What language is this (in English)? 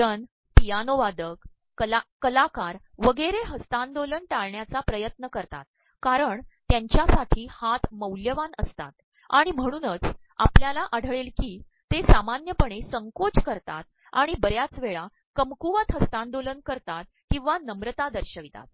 Marathi